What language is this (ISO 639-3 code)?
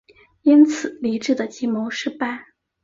zho